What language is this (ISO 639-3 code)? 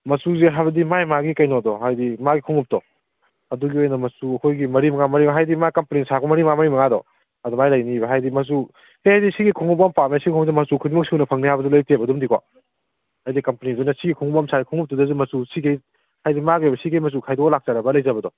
mni